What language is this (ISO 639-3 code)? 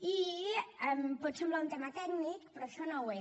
cat